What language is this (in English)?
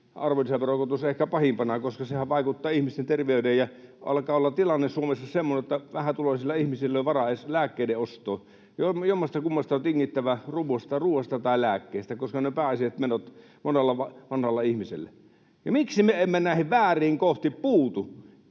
Finnish